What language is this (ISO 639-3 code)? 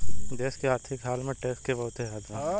bho